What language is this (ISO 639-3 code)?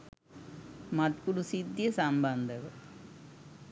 sin